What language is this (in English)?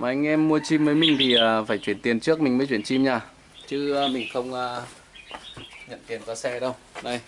Vietnamese